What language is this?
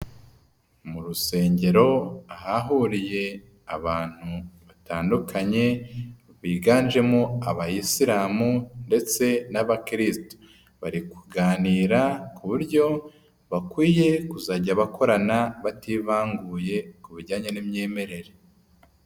Kinyarwanda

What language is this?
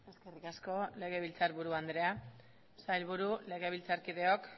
Basque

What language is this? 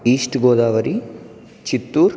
Sanskrit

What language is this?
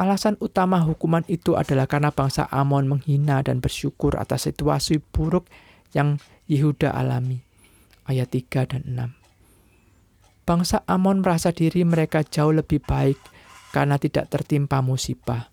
Indonesian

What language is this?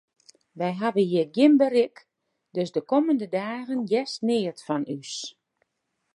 Western Frisian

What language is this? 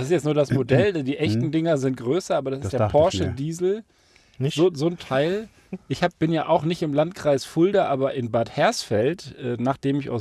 German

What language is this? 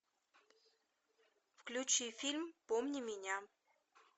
Russian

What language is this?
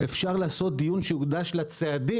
Hebrew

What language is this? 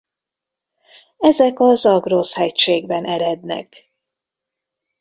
Hungarian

